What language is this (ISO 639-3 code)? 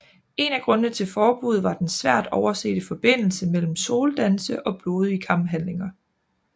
dan